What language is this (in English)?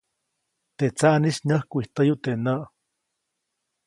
Copainalá Zoque